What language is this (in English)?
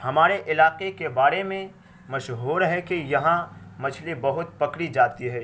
Urdu